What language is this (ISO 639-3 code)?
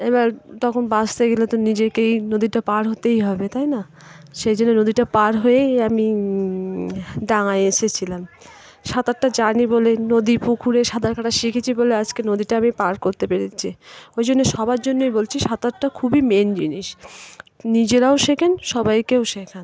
ben